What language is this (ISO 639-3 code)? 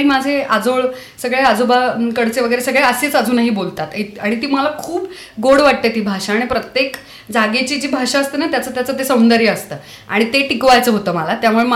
mar